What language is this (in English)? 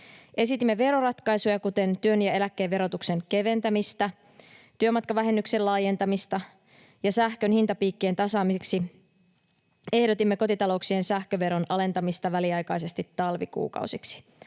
Finnish